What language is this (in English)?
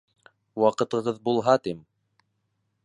Bashkir